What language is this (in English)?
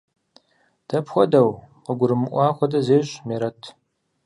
Kabardian